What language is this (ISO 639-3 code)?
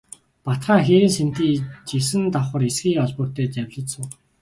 mon